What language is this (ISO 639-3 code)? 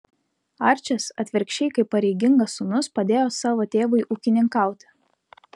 lit